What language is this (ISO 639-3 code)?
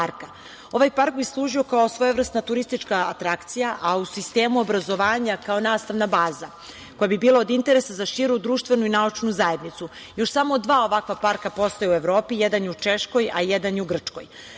srp